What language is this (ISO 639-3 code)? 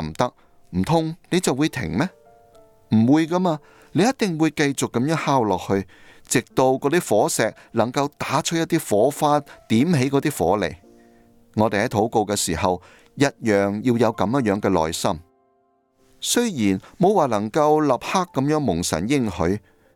zho